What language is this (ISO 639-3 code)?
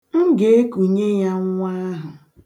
ibo